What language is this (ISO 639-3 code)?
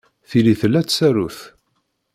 kab